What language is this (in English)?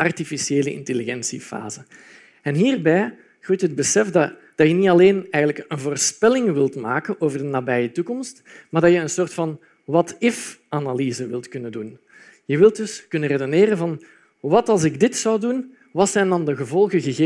Dutch